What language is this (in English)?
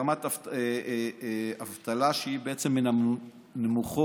Hebrew